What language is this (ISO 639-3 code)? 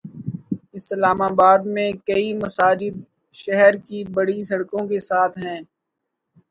urd